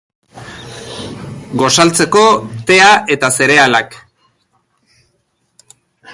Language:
Basque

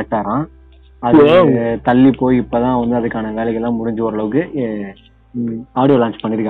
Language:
Tamil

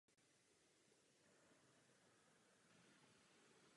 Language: Czech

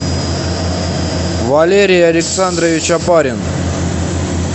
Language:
Russian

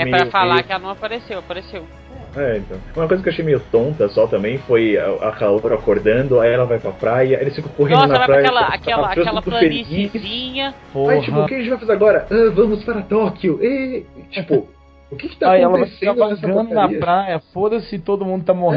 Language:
Portuguese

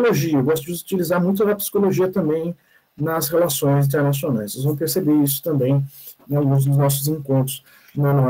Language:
Portuguese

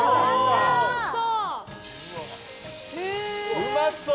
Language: Japanese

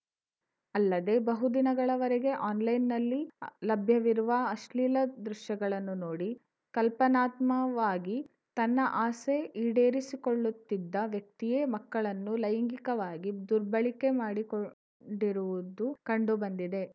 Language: Kannada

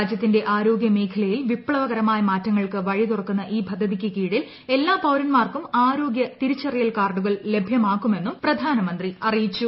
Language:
Malayalam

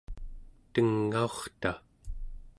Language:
Central Yupik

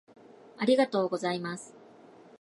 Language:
Japanese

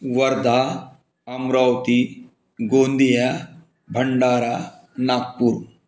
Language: Marathi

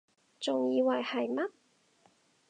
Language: Cantonese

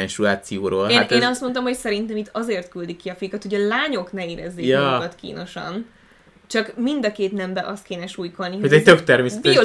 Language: Hungarian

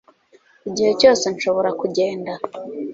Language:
Kinyarwanda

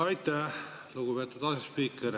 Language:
Estonian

